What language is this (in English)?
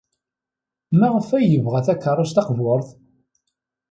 Kabyle